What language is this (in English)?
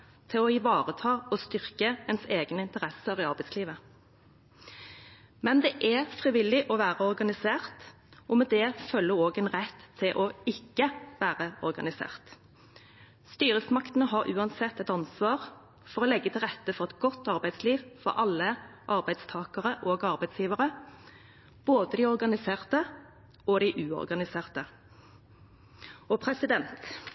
Norwegian Bokmål